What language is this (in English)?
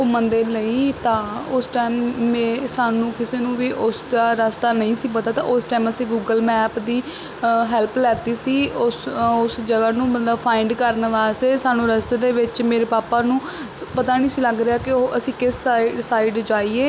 Punjabi